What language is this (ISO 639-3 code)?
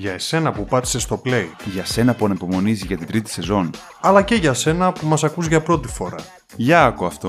ell